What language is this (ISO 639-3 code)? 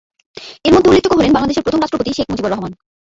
ben